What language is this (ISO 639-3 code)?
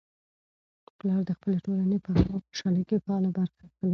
pus